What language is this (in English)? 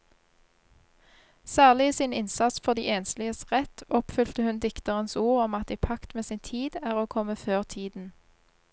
Norwegian